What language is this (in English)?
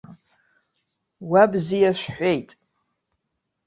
Abkhazian